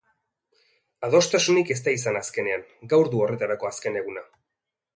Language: Basque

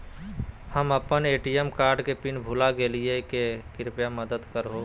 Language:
Magahi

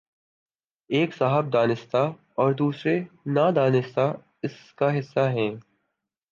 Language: Urdu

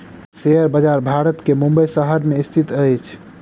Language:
Maithili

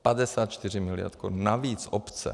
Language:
Czech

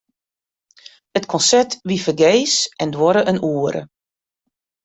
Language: Western Frisian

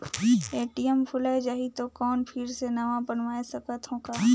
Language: Chhattisgarhi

